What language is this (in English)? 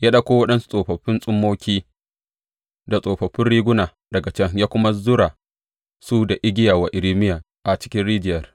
Hausa